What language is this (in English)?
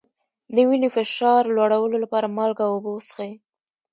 Pashto